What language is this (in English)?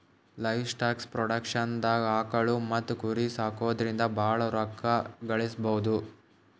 Kannada